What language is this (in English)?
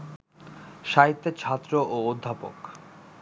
Bangla